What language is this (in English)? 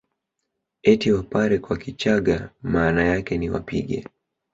Swahili